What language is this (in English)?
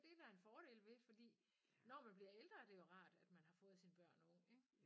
Danish